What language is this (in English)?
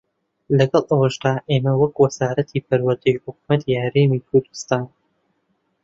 Central Kurdish